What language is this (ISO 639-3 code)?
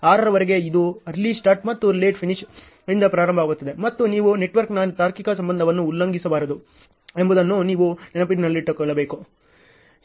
kan